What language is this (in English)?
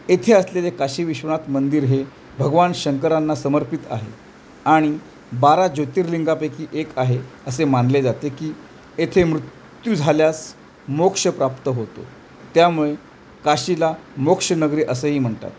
Marathi